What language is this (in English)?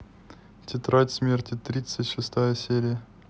Russian